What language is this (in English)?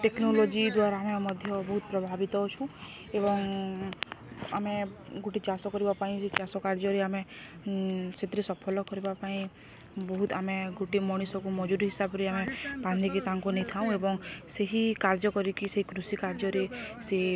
Odia